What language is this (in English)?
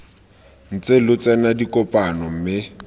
Tswana